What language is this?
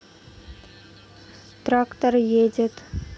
Russian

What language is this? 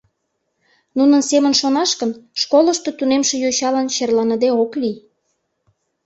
Mari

